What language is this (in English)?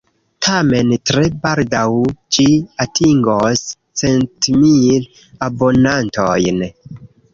Esperanto